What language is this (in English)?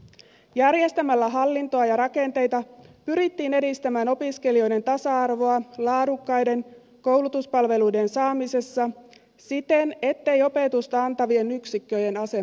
Finnish